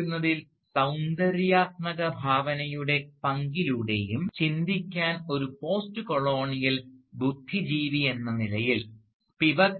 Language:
Malayalam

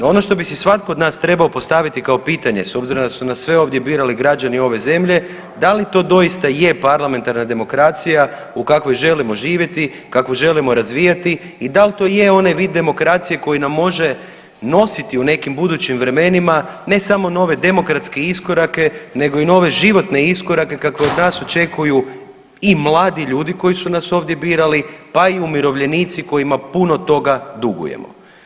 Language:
Croatian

